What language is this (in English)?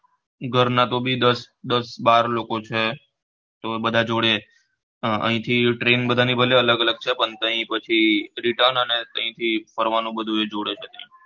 Gujarati